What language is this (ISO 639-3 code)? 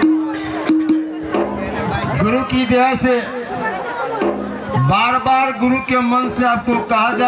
nep